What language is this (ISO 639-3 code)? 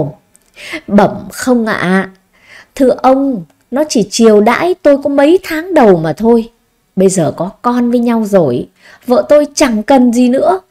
vie